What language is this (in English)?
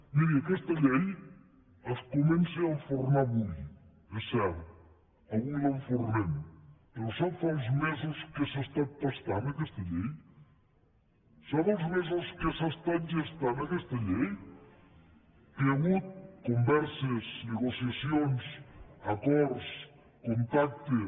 Catalan